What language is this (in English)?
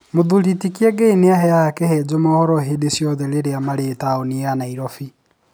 Kikuyu